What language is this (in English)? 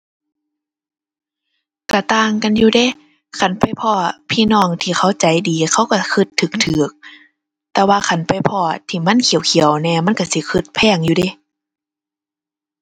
Thai